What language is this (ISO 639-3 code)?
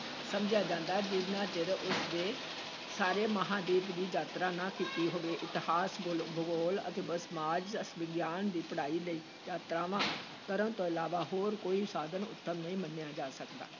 pan